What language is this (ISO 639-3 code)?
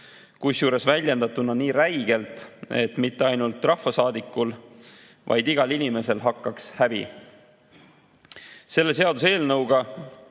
est